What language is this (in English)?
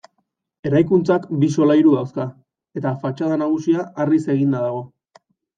Basque